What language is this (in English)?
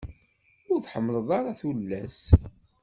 Kabyle